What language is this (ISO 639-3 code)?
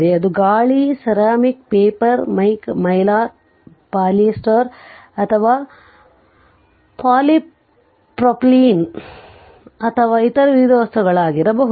kan